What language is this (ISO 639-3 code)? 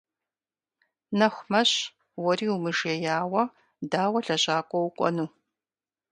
kbd